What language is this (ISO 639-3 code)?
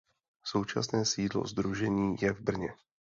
ces